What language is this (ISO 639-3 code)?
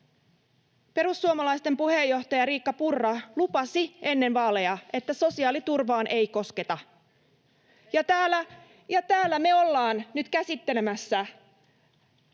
fin